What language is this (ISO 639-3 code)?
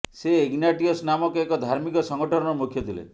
ori